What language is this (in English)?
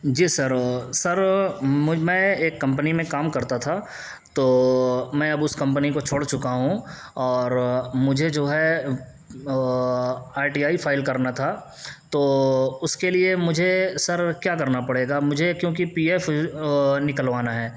Urdu